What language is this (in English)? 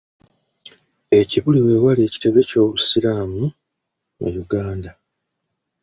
Ganda